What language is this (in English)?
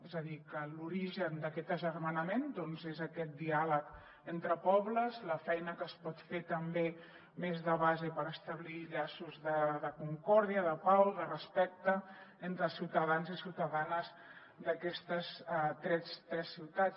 Catalan